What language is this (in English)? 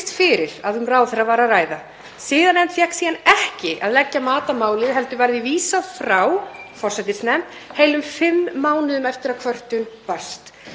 Icelandic